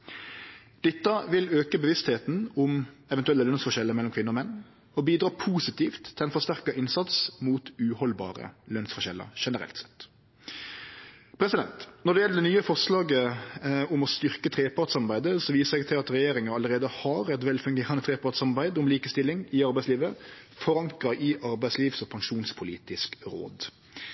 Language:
Norwegian Nynorsk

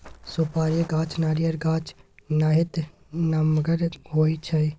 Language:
Maithili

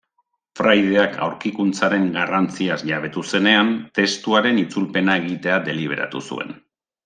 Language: Basque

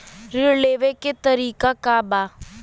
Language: Bhojpuri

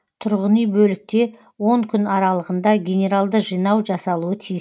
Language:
Kazakh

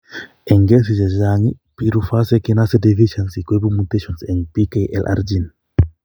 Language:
Kalenjin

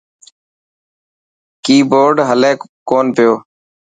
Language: Dhatki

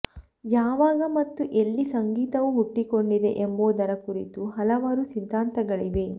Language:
Kannada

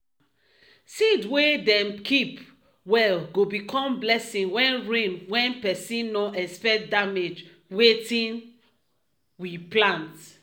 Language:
Nigerian Pidgin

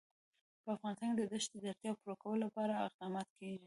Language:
Pashto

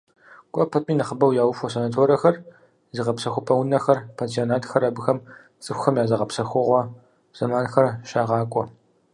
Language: Kabardian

